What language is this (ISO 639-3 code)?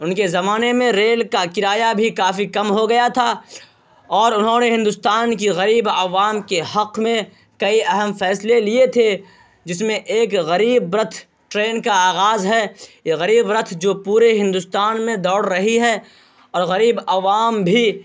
urd